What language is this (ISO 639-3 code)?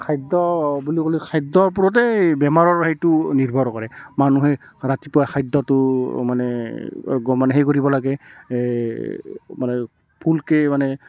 asm